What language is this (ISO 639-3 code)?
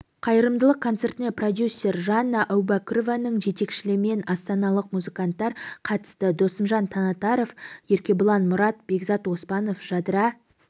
kaz